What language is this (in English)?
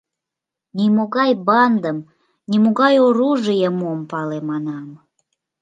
Mari